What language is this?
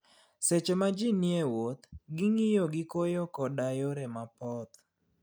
Luo (Kenya and Tanzania)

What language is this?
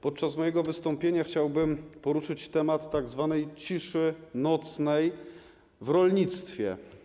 Polish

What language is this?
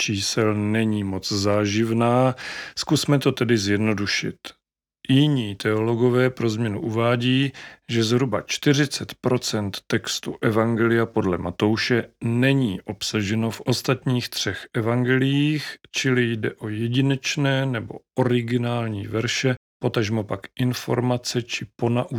Czech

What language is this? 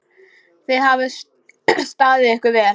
Icelandic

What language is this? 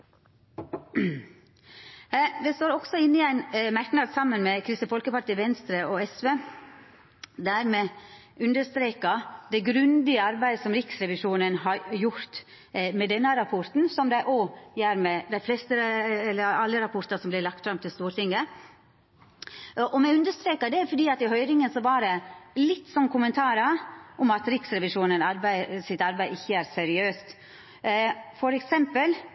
Norwegian Nynorsk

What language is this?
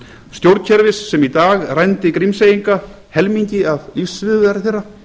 Icelandic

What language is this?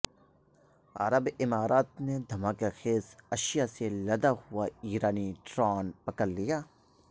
Urdu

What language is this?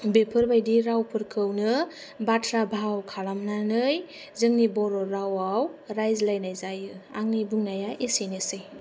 Bodo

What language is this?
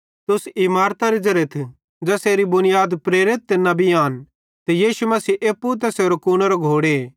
Bhadrawahi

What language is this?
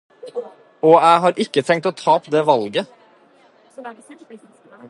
Norwegian Bokmål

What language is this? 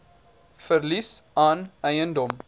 Afrikaans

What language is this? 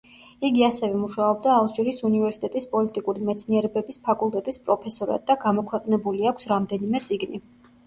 Georgian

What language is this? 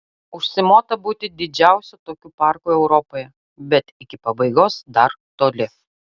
Lithuanian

